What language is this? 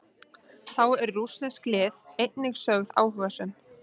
Icelandic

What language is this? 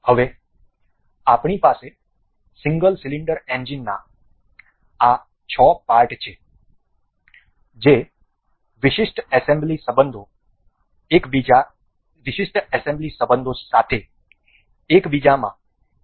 Gujarati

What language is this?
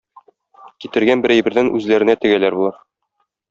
Tatar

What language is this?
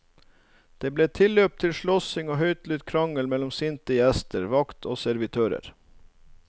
Norwegian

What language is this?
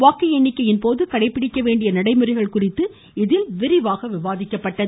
Tamil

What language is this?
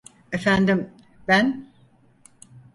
Turkish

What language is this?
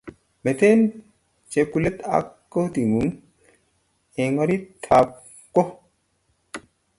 Kalenjin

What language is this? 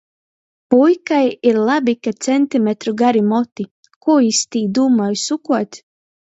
Latgalian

